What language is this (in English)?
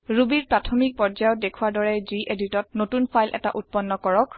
Assamese